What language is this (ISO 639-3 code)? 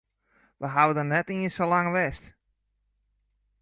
fry